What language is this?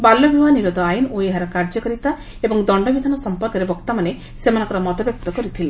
Odia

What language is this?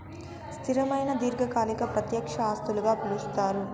Telugu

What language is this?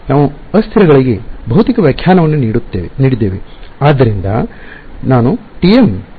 Kannada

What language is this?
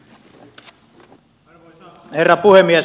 Finnish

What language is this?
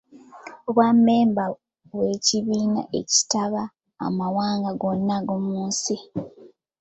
Ganda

